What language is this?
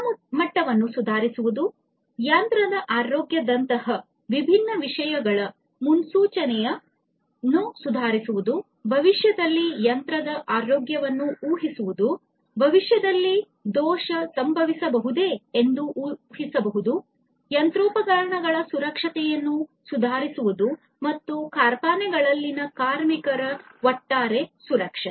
Kannada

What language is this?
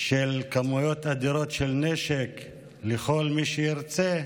Hebrew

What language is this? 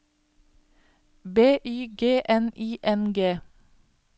Norwegian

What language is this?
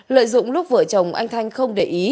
Vietnamese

